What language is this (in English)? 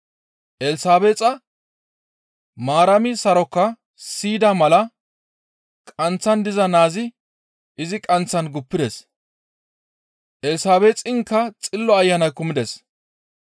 Gamo